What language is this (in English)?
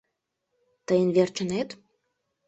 Mari